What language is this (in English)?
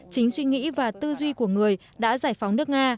Vietnamese